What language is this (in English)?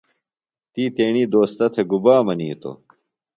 Phalura